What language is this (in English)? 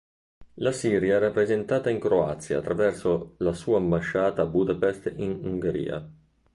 Italian